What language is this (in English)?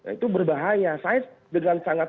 Indonesian